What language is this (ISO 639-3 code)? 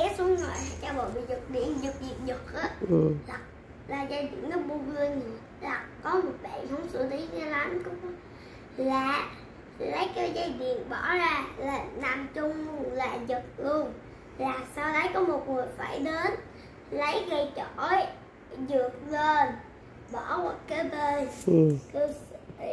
vie